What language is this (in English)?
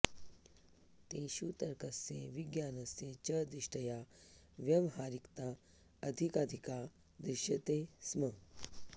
Sanskrit